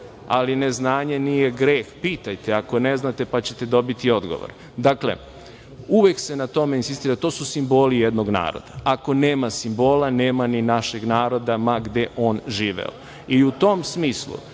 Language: Serbian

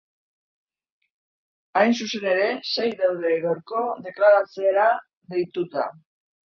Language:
Basque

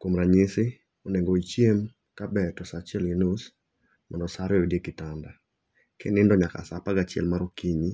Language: Luo (Kenya and Tanzania)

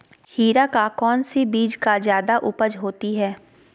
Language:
Magahi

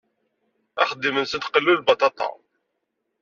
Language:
Kabyle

